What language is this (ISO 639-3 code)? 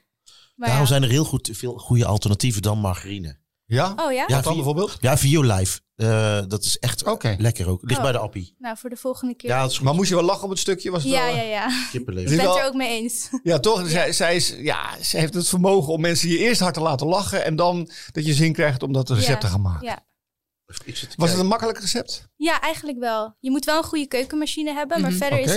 nld